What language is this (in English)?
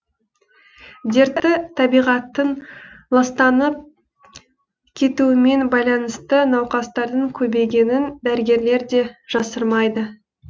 Kazakh